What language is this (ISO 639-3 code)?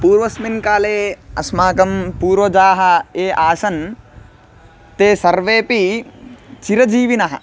san